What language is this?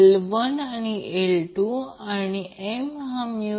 Marathi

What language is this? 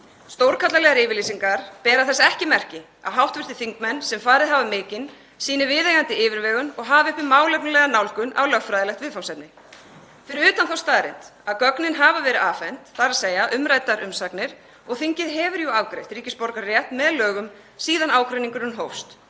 Icelandic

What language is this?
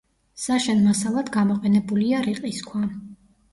Georgian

